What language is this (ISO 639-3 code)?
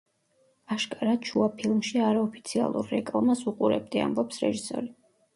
kat